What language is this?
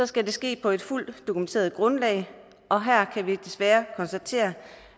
Danish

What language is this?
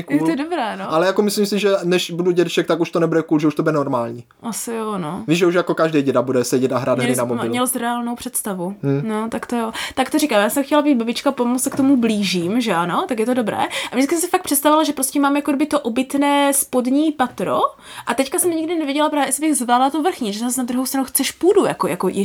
Czech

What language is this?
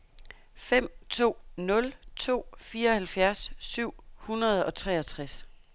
Danish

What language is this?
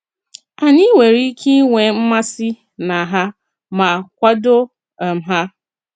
Igbo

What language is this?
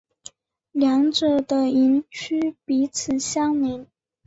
Chinese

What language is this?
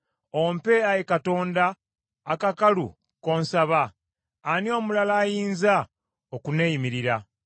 Ganda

